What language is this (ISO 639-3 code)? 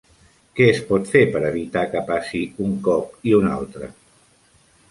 cat